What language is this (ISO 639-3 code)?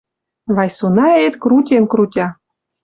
mrj